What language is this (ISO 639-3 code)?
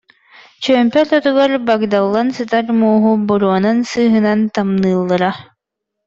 sah